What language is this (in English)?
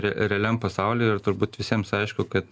Lithuanian